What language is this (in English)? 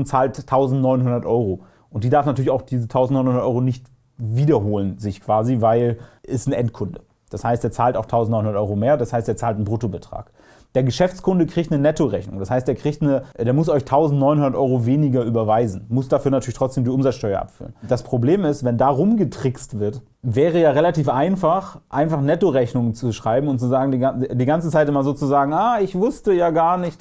German